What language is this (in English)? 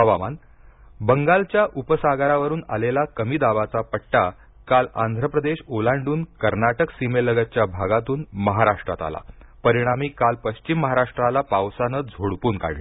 Marathi